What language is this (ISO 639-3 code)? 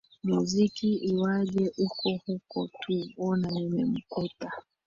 swa